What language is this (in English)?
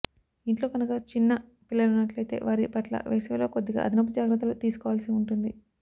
Telugu